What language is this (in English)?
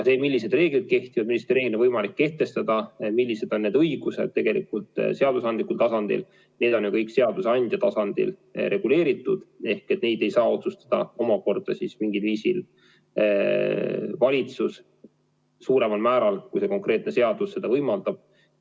Estonian